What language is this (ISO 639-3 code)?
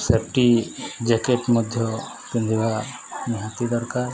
ori